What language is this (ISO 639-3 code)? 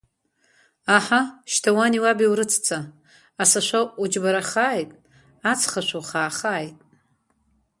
abk